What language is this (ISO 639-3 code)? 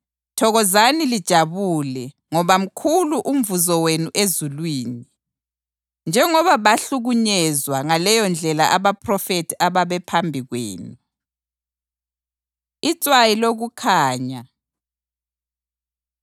nde